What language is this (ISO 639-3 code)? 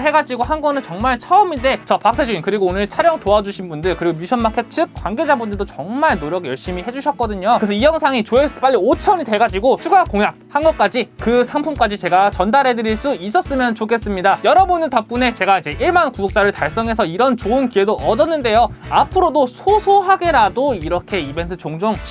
kor